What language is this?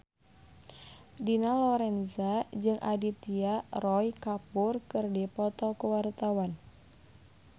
Sundanese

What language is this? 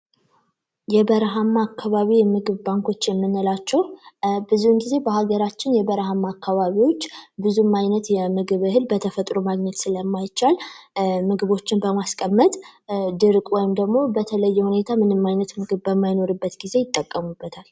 Amharic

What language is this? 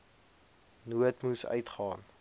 Afrikaans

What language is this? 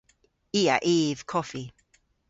Cornish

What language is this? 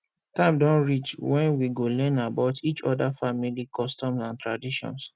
Nigerian Pidgin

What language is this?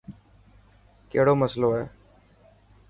Dhatki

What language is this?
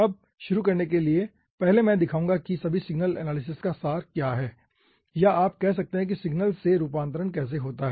Hindi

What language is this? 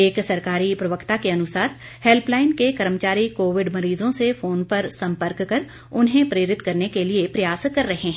Hindi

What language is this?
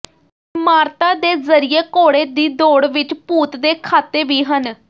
Punjabi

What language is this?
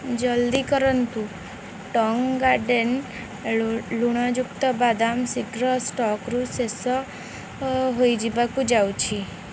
Odia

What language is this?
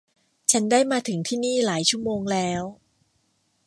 Thai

